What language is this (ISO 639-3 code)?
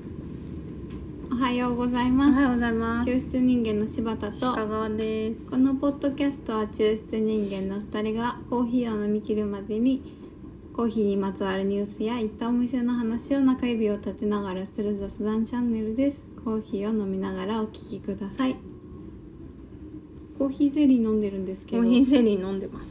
jpn